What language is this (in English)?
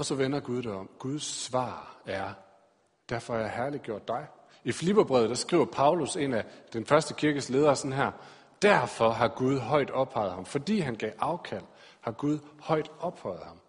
Danish